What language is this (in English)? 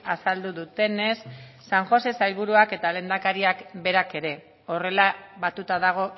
Basque